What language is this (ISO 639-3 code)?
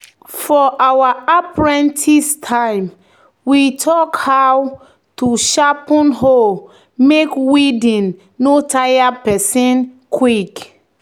pcm